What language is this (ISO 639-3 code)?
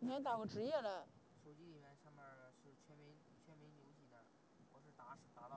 zho